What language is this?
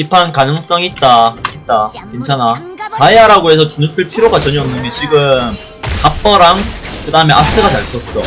Korean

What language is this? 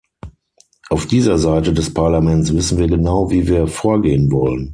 German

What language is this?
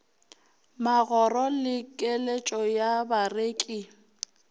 Northern Sotho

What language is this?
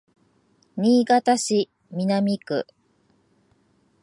Japanese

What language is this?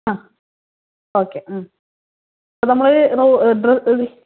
Malayalam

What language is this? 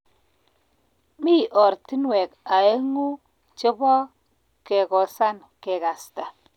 Kalenjin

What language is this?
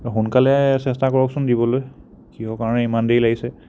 Assamese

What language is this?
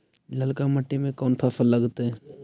Magahi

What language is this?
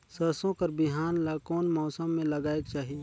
Chhattisgarhi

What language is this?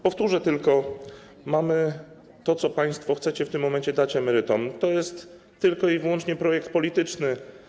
Polish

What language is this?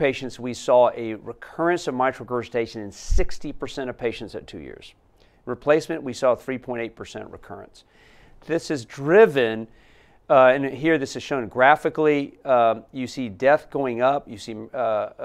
English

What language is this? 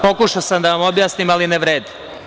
Serbian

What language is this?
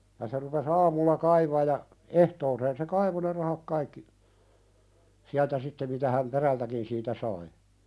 Finnish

